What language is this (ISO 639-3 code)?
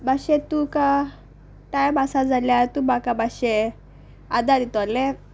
kok